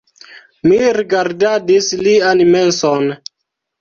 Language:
Esperanto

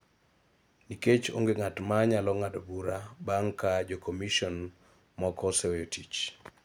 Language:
Luo (Kenya and Tanzania)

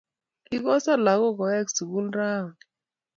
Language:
Kalenjin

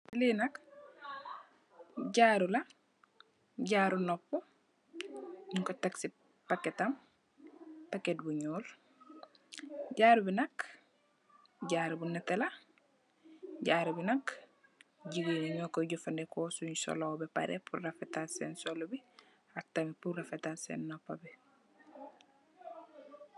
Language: Wolof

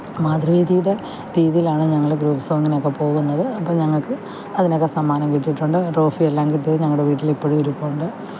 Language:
Malayalam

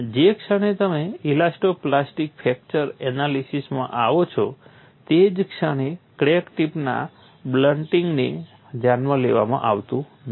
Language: Gujarati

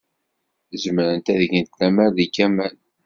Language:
Kabyle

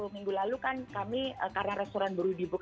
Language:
Indonesian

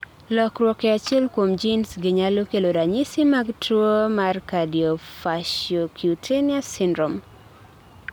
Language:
Luo (Kenya and Tanzania)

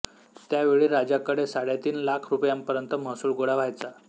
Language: Marathi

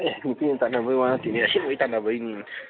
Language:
Manipuri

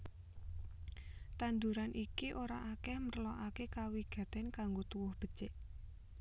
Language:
Javanese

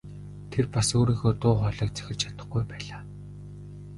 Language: Mongolian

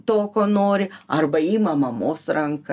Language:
Lithuanian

